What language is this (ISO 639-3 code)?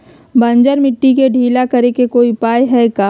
mag